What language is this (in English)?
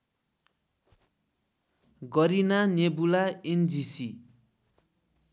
Nepali